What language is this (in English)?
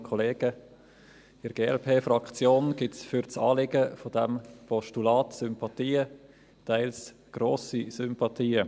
Swiss German